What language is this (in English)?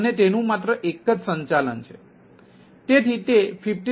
Gujarati